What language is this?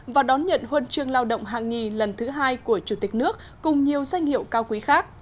Vietnamese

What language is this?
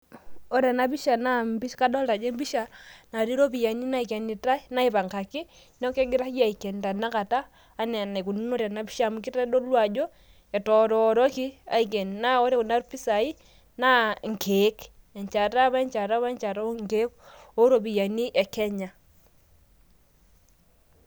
Masai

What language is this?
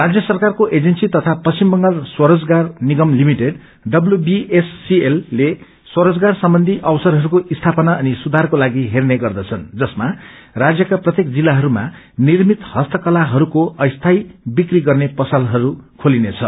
Nepali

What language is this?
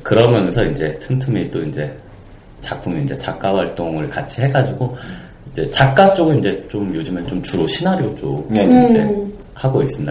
Korean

